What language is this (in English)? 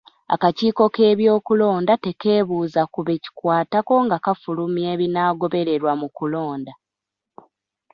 Ganda